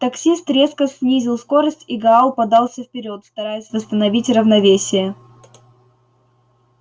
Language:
Russian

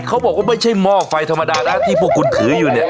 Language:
Thai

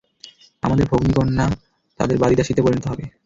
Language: Bangla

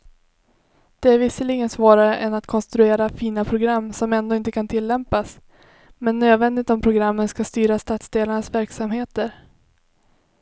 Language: Swedish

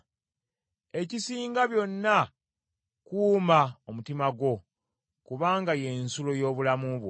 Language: Ganda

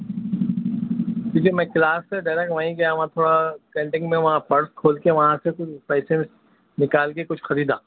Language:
Urdu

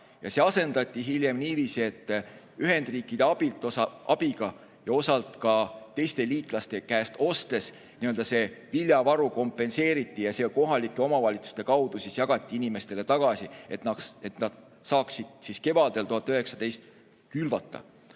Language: Estonian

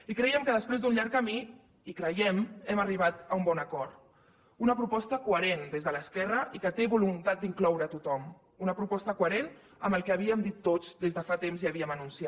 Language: Catalan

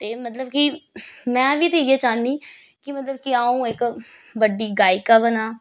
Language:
Dogri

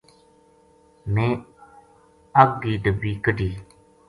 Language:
Gujari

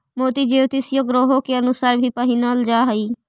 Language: Magahi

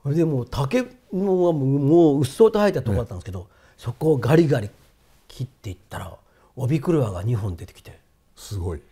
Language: Japanese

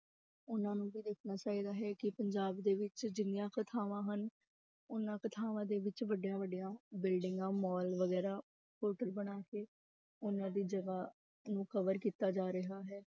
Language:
Punjabi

